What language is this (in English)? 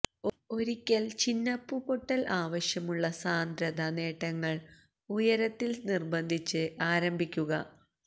Malayalam